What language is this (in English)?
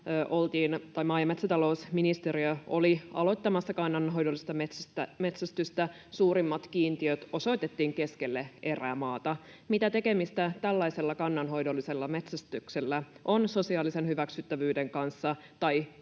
Finnish